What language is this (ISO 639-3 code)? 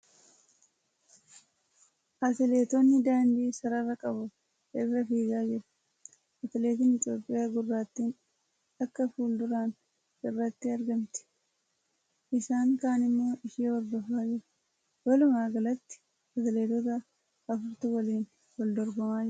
orm